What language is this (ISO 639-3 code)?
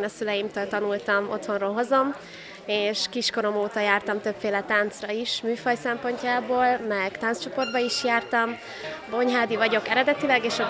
hun